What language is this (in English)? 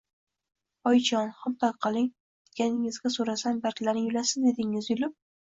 Uzbek